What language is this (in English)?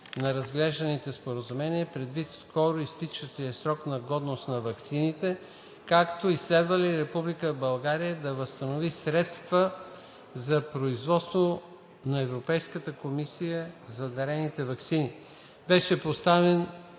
Bulgarian